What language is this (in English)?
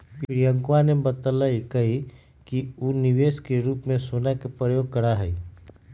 Magahi